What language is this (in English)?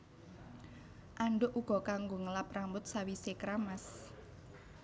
Javanese